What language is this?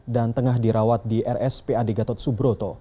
Indonesian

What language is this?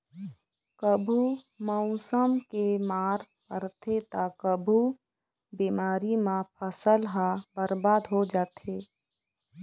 Chhattisgarhi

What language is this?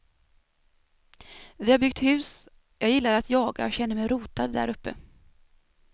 Swedish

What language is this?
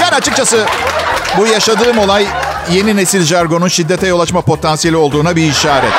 Turkish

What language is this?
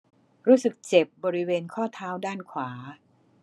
Thai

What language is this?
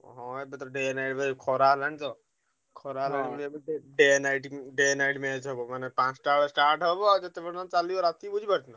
Odia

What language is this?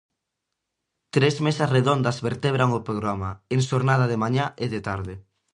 Galician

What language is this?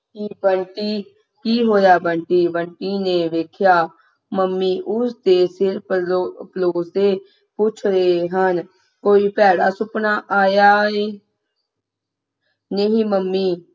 Punjabi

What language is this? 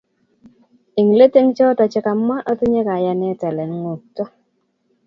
Kalenjin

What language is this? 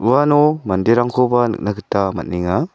Garo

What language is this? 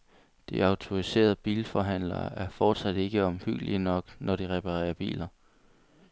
Danish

